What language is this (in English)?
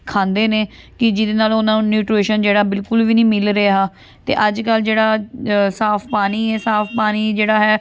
Punjabi